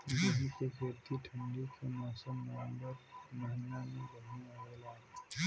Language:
Bhojpuri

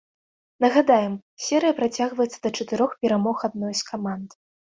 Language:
Belarusian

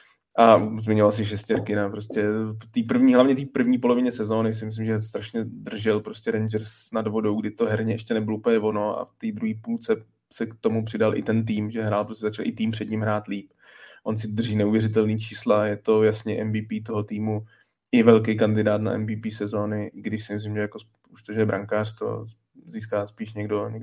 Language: Czech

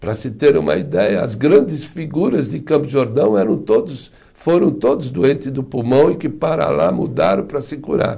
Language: Portuguese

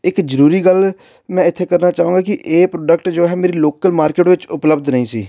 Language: Punjabi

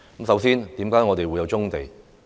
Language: Cantonese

